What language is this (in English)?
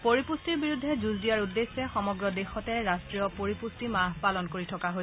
Assamese